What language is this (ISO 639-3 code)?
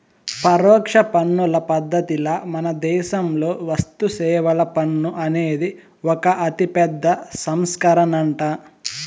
tel